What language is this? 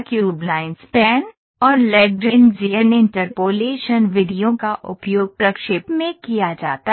Hindi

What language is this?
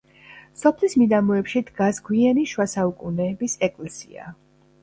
Georgian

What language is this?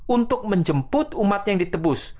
Indonesian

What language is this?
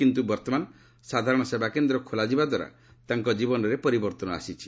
Odia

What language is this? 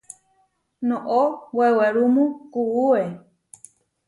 Huarijio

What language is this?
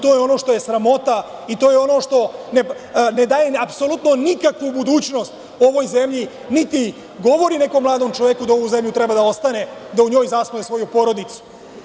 Serbian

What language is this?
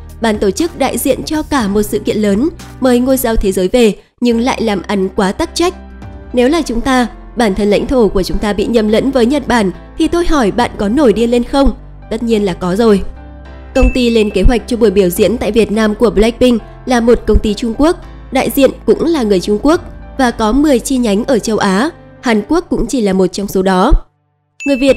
Vietnamese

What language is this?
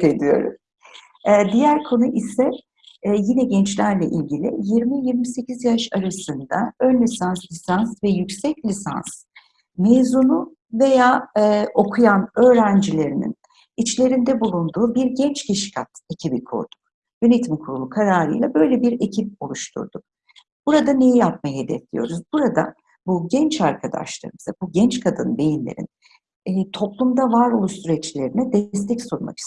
Turkish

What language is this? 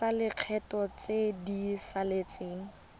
Tswana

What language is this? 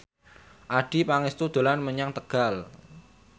Javanese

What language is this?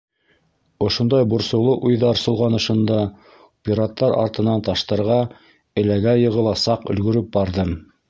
Bashkir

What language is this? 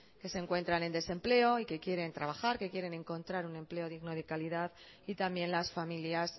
Spanish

